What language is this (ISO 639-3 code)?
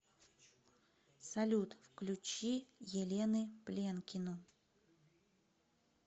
rus